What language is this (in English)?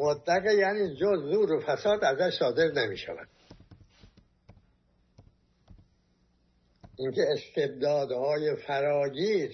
Persian